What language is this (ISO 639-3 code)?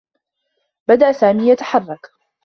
ara